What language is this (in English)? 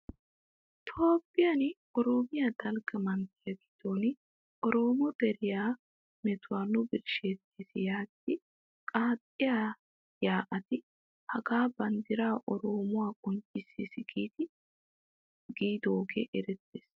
Wolaytta